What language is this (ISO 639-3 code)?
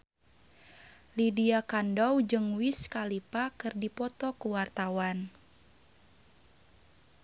sun